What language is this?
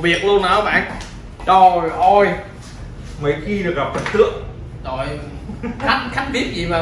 Vietnamese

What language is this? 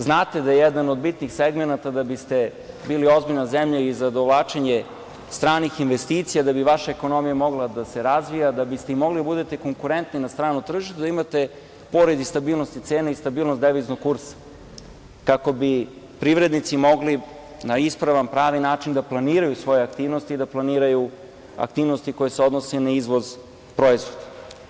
Serbian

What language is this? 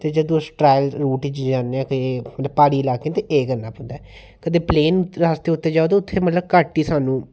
Dogri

